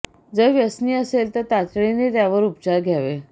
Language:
Marathi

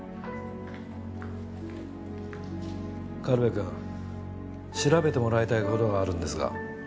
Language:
Japanese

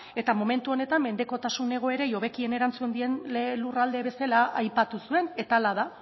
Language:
Basque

